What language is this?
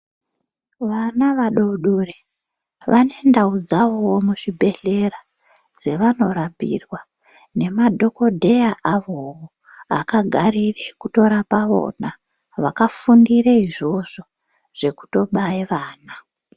Ndau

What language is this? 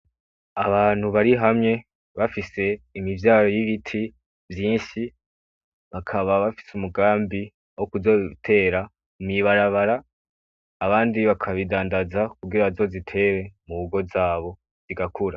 Rundi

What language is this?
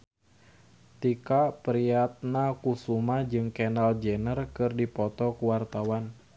Sundanese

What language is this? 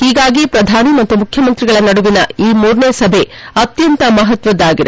Kannada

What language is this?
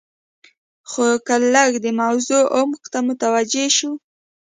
Pashto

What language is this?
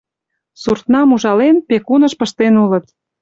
Mari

